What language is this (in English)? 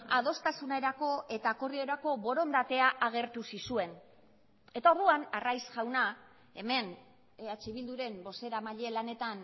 Basque